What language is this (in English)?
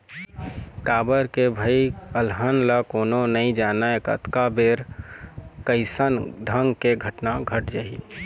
Chhattisgarhi